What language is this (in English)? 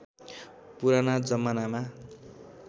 Nepali